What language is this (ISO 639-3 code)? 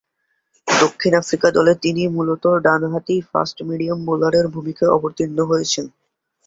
ben